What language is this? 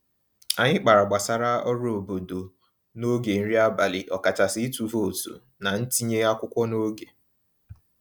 Igbo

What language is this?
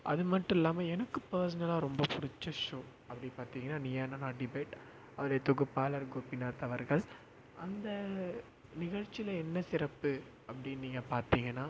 Tamil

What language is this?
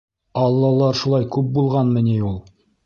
Bashkir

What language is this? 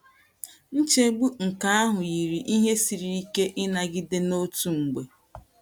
Igbo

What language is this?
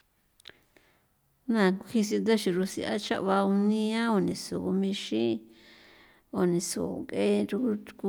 San Felipe Otlaltepec Popoloca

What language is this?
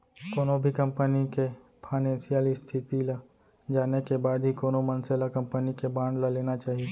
Chhattisgarhi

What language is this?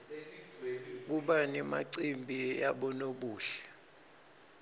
Swati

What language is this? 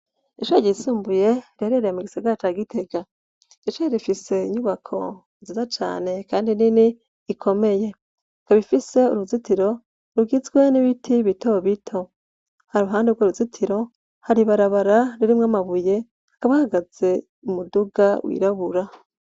Rundi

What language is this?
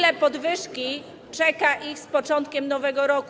Polish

